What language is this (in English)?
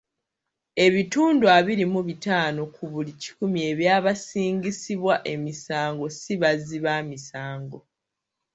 Ganda